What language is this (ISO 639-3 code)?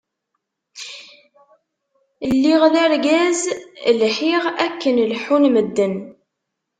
kab